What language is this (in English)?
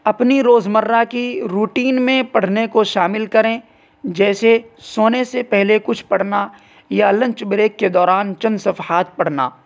Urdu